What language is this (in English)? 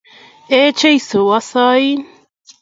Kalenjin